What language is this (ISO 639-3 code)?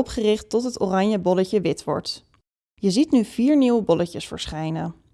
nld